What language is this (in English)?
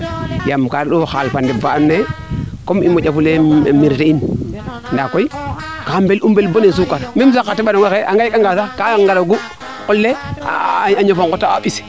Serer